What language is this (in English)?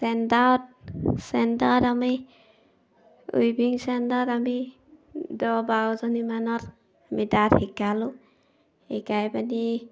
Assamese